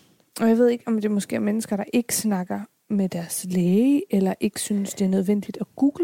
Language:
Danish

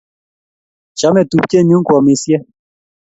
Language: Kalenjin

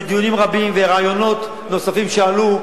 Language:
Hebrew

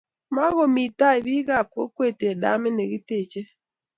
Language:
Kalenjin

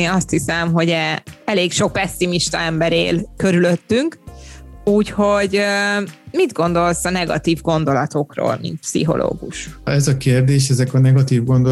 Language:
Hungarian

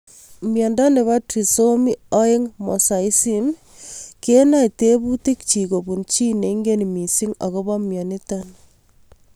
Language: Kalenjin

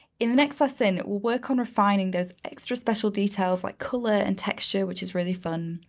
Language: English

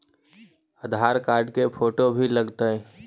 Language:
Magahi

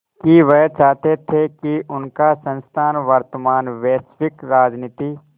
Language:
Hindi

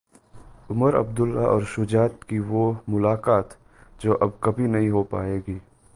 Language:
Hindi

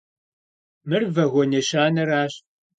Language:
Kabardian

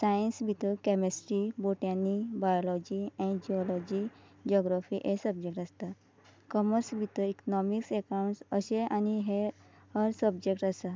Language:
Konkani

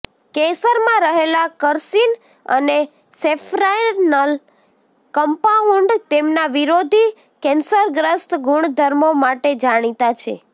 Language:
Gujarati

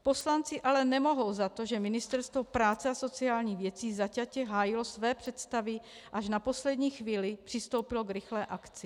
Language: Czech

